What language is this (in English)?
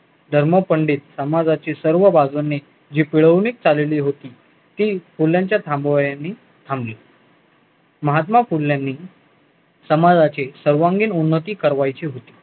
Marathi